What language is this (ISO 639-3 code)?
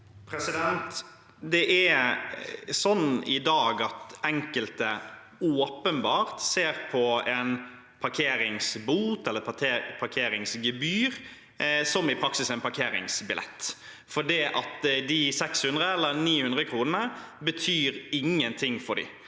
nor